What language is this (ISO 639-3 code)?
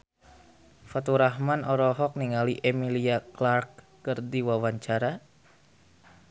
sun